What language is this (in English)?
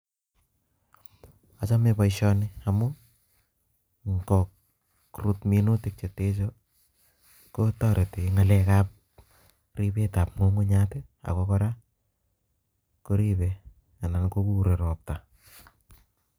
Kalenjin